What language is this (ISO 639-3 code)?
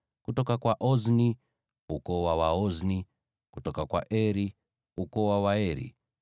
swa